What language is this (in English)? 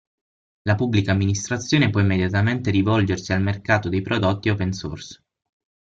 Italian